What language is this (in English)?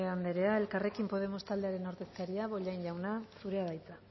Basque